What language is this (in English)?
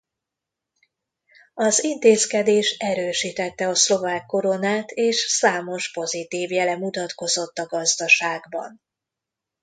Hungarian